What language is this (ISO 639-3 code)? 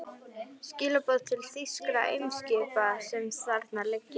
isl